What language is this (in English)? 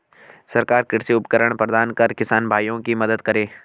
Hindi